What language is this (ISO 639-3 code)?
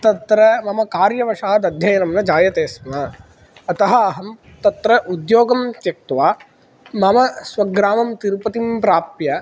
san